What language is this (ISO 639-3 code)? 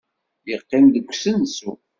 kab